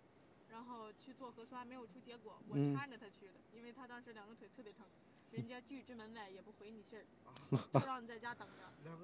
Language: Chinese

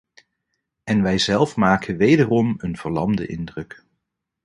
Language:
Dutch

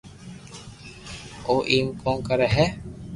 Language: Loarki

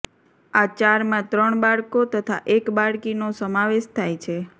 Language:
Gujarati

